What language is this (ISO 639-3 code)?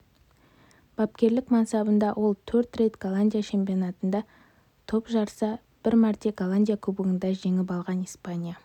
kaz